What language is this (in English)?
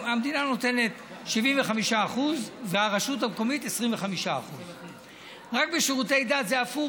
Hebrew